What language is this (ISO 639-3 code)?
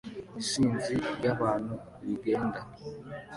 kin